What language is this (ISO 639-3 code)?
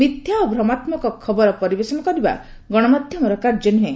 ori